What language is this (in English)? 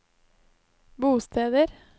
Norwegian